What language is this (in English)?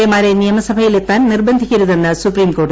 Malayalam